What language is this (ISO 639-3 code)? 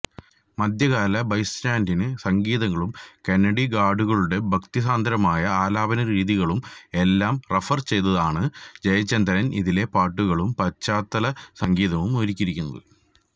mal